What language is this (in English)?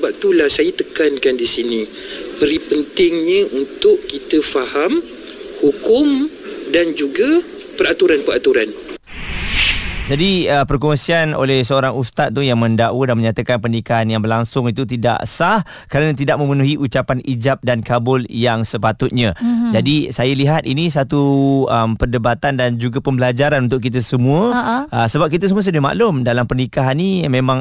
Malay